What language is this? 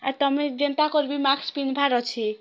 Odia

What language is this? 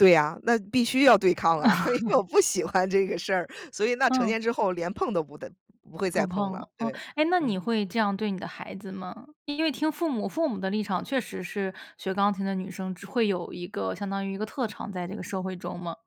Chinese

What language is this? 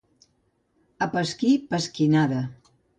Catalan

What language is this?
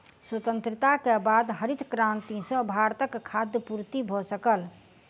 Maithili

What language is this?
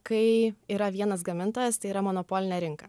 Lithuanian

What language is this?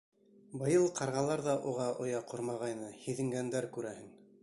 Bashkir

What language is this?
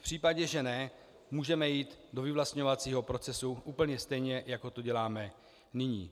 Czech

